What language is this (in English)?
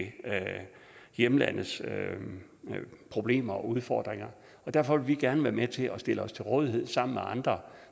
Danish